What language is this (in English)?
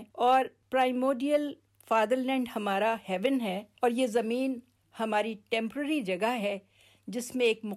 Urdu